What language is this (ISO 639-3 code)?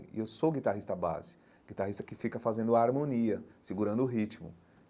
por